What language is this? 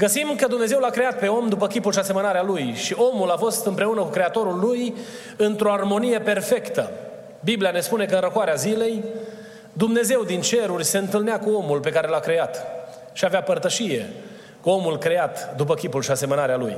Romanian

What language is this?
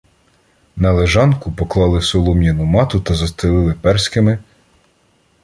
Ukrainian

